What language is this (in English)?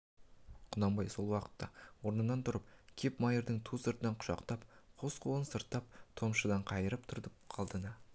Kazakh